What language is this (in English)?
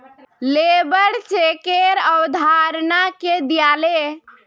Magahi